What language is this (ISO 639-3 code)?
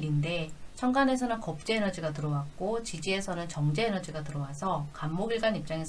kor